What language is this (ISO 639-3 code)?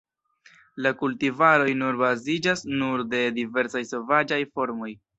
epo